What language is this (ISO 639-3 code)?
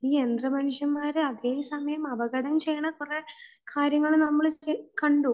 mal